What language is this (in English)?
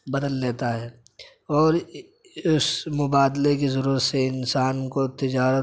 Urdu